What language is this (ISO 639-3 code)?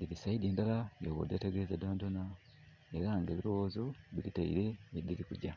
xog